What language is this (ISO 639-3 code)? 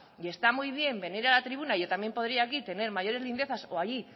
spa